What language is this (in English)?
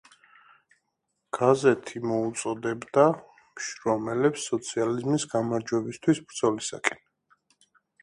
Georgian